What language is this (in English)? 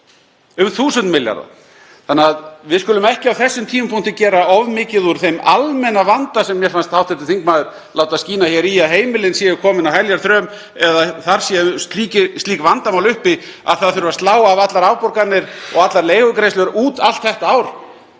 Icelandic